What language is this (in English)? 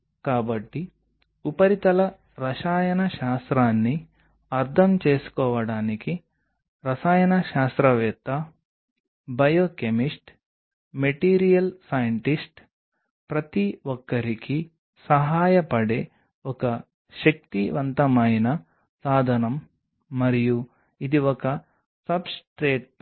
Telugu